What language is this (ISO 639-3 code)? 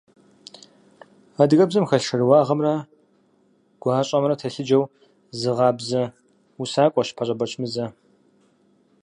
kbd